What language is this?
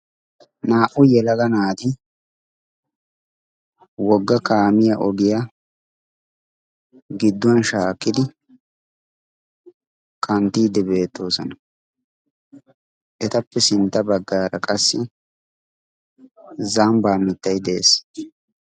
Wolaytta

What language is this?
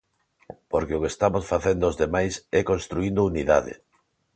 Galician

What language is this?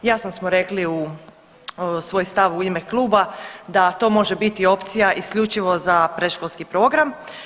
Croatian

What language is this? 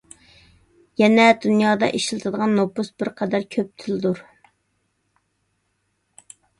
Uyghur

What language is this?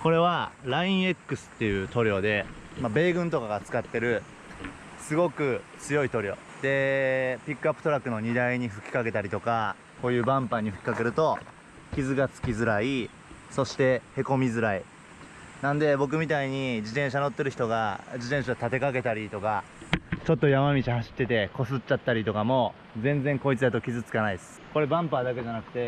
Japanese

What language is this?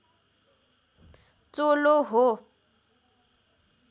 Nepali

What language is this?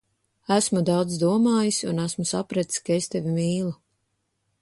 Latvian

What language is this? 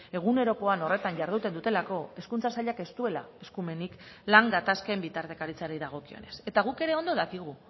Basque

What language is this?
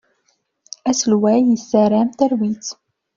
Kabyle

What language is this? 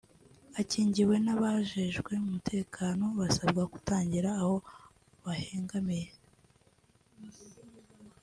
Kinyarwanda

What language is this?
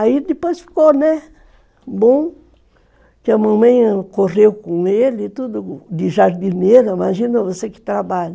Portuguese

